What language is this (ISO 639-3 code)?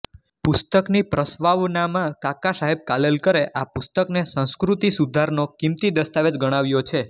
guj